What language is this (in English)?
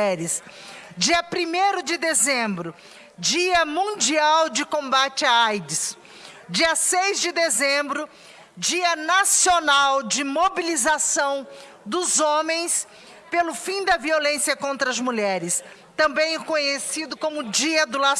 Portuguese